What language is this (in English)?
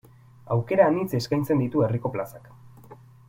Basque